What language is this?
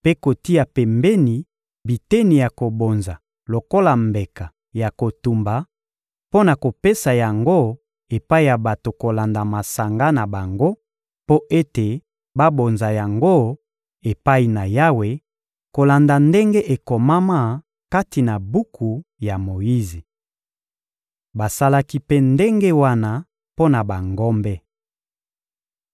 Lingala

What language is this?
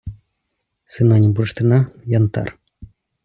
Ukrainian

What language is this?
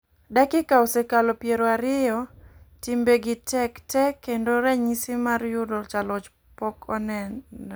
Luo (Kenya and Tanzania)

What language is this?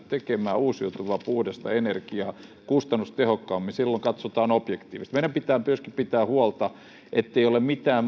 Finnish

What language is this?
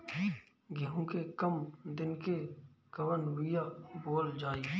Bhojpuri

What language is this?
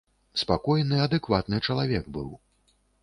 Belarusian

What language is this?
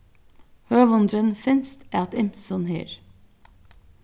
Faroese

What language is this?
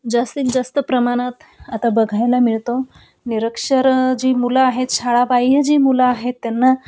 Marathi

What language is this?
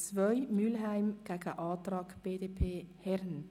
Swiss German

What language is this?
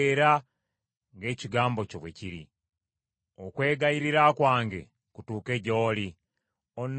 Ganda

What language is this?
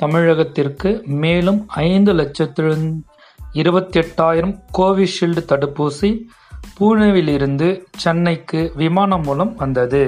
Tamil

